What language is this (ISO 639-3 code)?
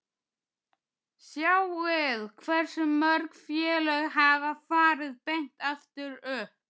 isl